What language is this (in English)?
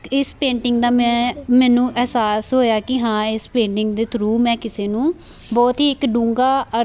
Punjabi